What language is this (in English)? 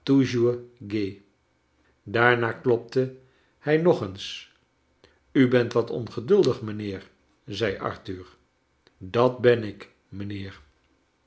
Dutch